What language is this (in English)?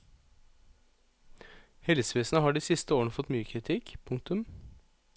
Norwegian